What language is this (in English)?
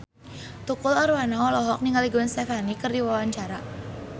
Sundanese